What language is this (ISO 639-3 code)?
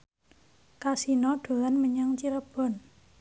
jav